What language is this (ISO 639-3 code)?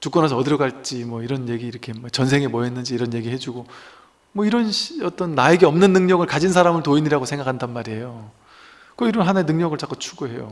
kor